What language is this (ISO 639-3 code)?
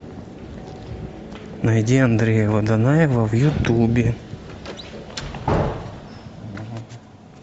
rus